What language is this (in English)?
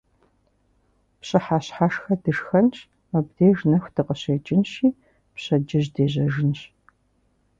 Kabardian